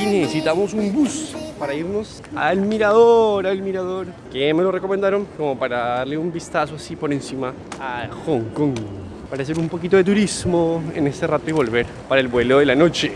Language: Spanish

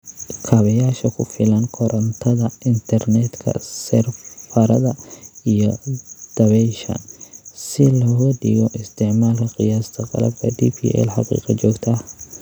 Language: Somali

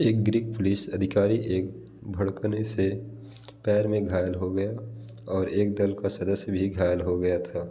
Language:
Hindi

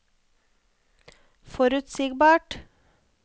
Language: Norwegian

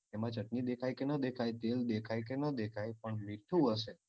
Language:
Gujarati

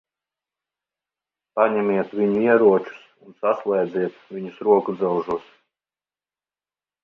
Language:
Latvian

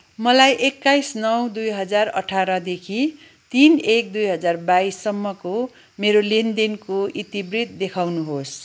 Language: Nepali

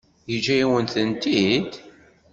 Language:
Kabyle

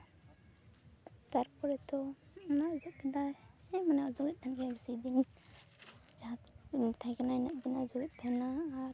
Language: Santali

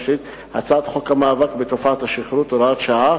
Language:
Hebrew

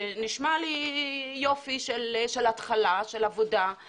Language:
Hebrew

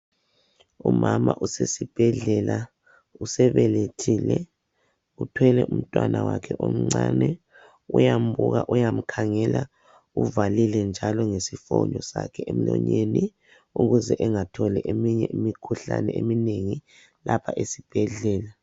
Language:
North Ndebele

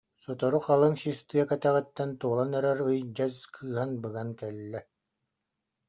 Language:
Yakut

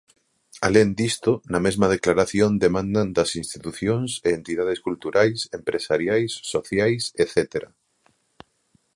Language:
Galician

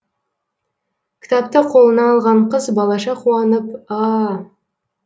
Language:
Kazakh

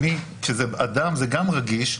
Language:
Hebrew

